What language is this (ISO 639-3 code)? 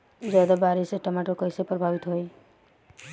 bho